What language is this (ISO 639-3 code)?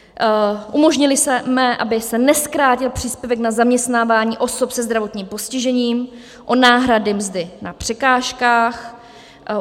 ces